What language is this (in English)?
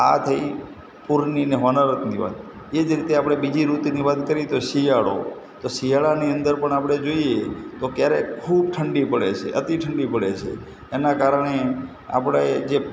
Gujarati